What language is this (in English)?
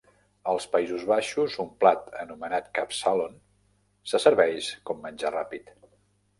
Catalan